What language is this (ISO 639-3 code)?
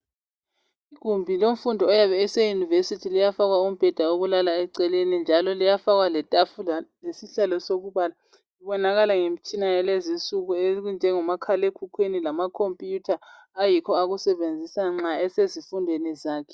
nde